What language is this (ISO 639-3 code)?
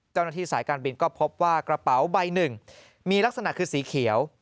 tha